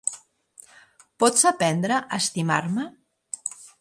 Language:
Catalan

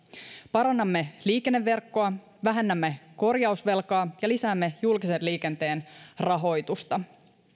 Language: Finnish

